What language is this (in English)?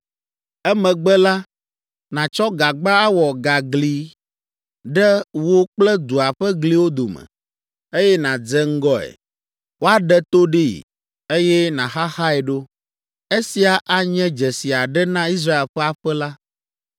Ewe